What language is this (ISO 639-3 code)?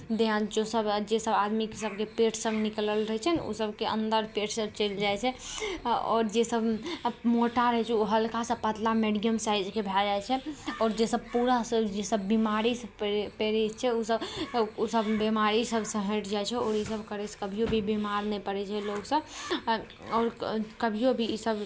mai